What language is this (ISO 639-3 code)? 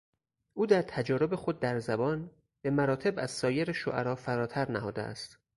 fas